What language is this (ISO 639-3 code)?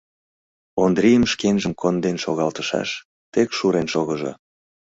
chm